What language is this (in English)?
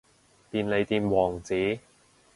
Cantonese